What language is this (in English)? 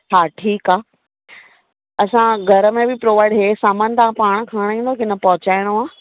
Sindhi